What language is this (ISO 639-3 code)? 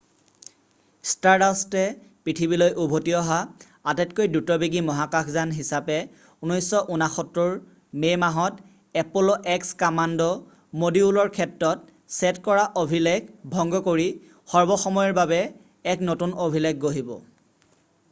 asm